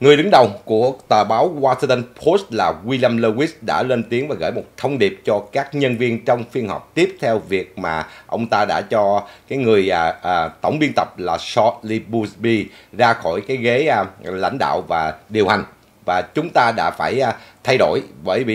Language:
Vietnamese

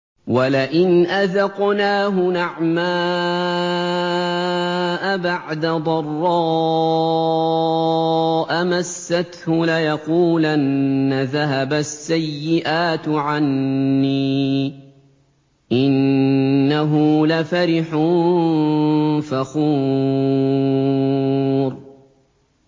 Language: Arabic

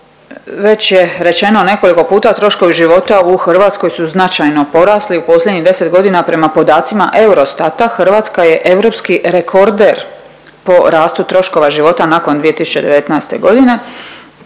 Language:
Croatian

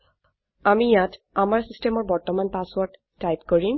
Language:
Assamese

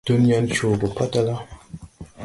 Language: Tupuri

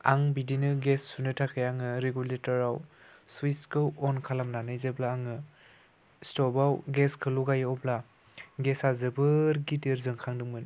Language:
Bodo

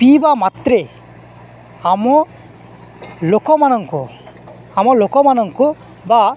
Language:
Odia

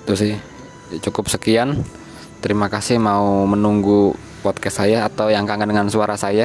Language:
Indonesian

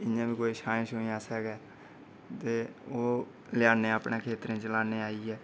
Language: Dogri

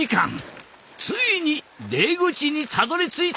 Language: Japanese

